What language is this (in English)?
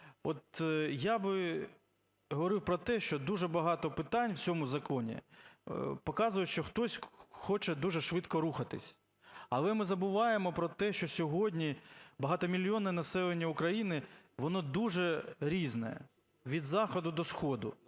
Ukrainian